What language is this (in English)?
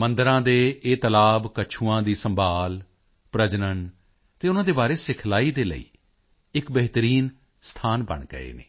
Punjabi